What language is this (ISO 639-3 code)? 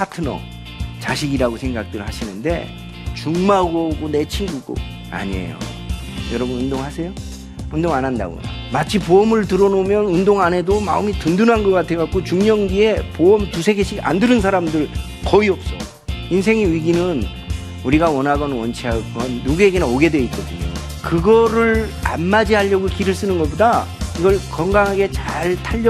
kor